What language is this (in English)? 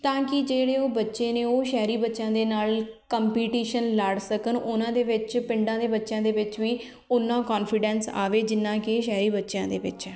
Punjabi